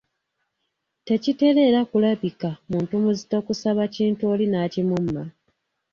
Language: Ganda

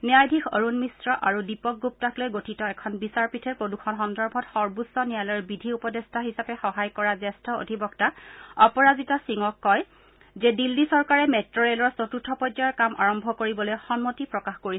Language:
Assamese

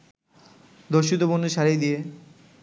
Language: Bangla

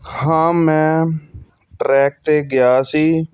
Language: Punjabi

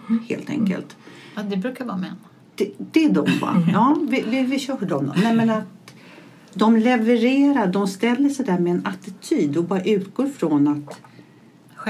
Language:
Swedish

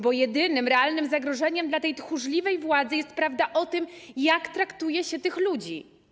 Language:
Polish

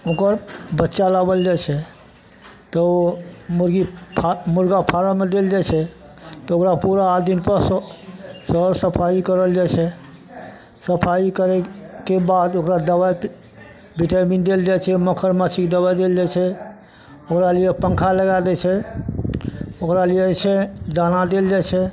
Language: Maithili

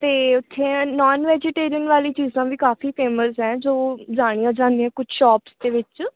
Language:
Punjabi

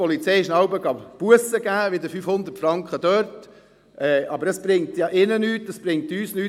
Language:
Swiss German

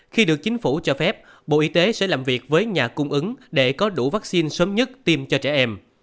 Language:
Vietnamese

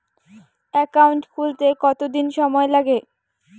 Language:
Bangla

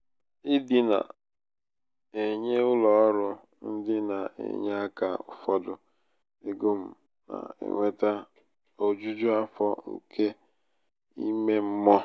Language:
Igbo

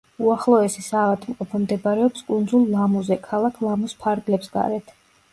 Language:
Georgian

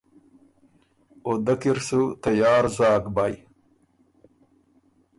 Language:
Ormuri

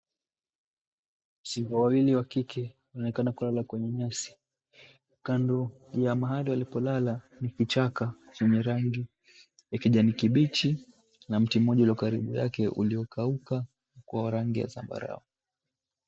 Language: Swahili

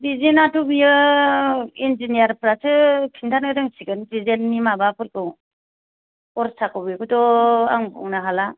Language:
Bodo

